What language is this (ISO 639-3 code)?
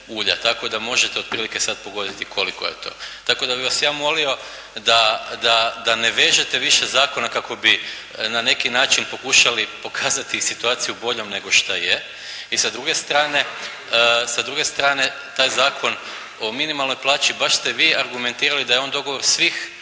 hrv